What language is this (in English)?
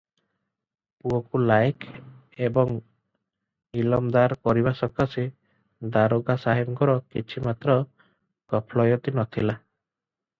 Odia